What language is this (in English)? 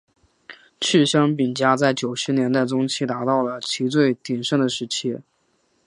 Chinese